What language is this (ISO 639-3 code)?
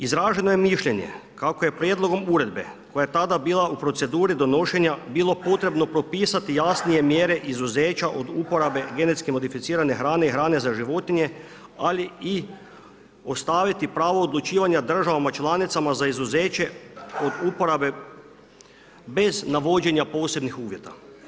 hrv